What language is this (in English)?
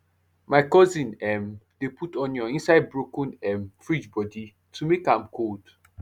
Nigerian Pidgin